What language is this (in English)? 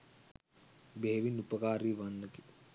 Sinhala